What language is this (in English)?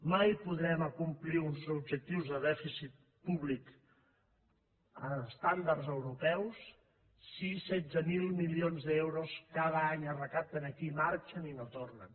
Catalan